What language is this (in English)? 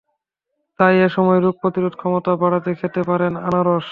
Bangla